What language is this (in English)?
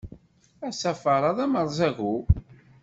Kabyle